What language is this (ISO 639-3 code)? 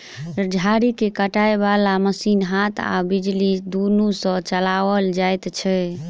mai